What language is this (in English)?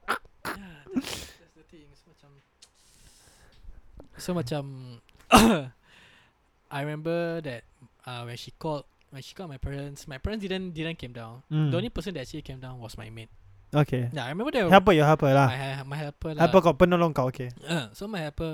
Malay